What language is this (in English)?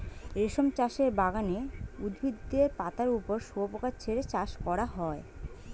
Bangla